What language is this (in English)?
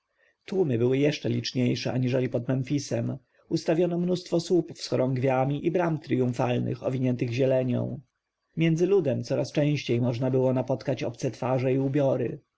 Polish